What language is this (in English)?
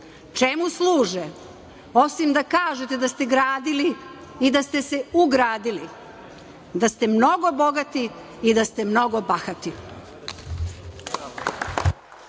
Serbian